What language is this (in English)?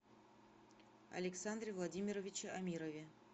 Russian